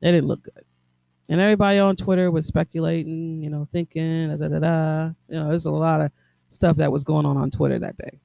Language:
English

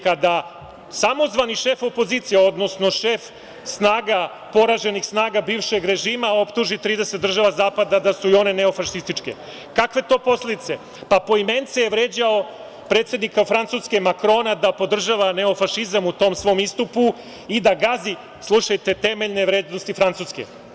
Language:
Serbian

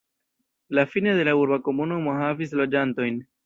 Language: Esperanto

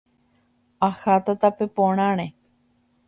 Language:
Guarani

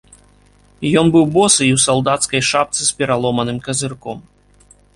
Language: Belarusian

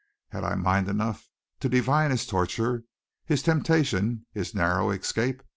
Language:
English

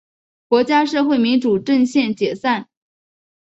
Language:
Chinese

